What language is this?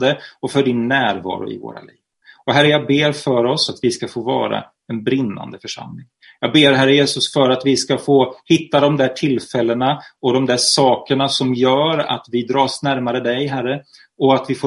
Swedish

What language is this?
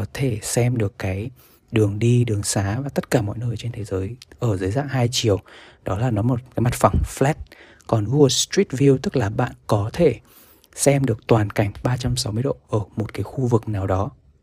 Vietnamese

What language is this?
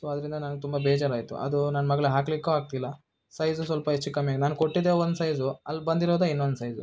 Kannada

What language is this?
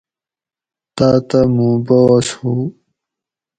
Gawri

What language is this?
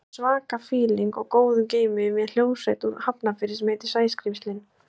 Icelandic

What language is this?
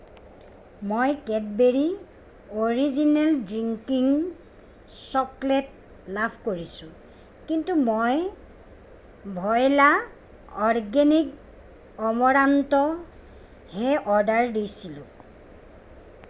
Assamese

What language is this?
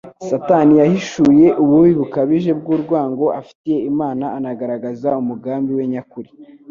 Kinyarwanda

